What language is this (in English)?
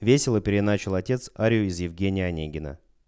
Russian